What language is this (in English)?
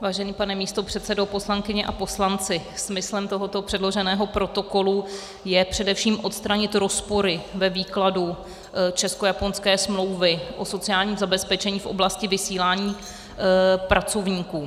Czech